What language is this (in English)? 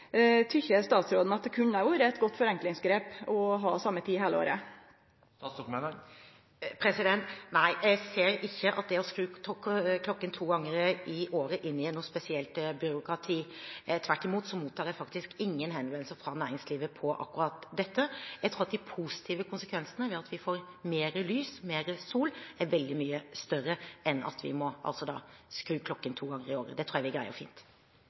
Norwegian